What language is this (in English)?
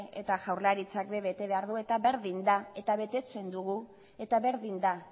Basque